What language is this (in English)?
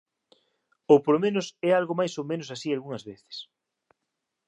Galician